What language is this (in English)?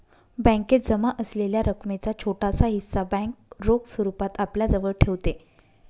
Marathi